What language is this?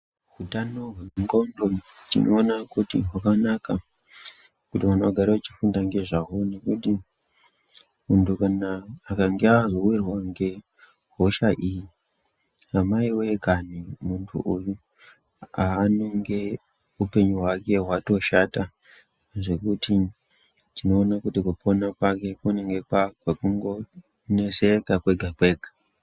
Ndau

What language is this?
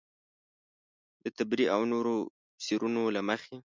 Pashto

